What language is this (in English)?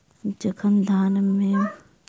Maithili